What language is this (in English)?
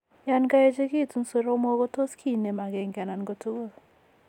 Kalenjin